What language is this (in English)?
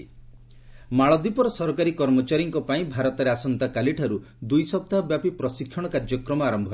Odia